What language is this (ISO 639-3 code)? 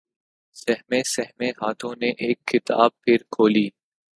urd